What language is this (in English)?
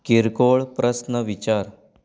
Konkani